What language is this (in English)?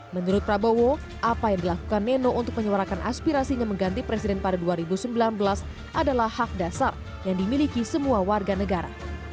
Indonesian